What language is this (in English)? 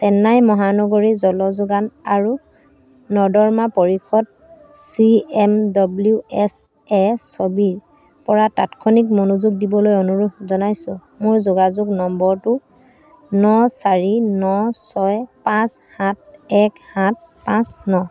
Assamese